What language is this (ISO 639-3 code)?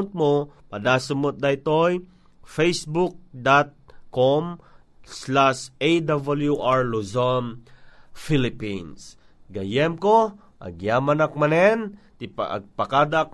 fil